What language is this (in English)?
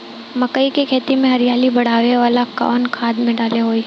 Bhojpuri